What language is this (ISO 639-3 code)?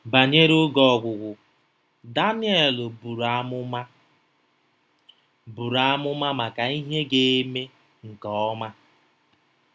ibo